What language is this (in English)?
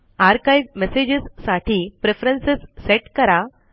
Marathi